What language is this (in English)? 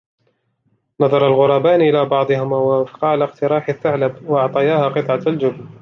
Arabic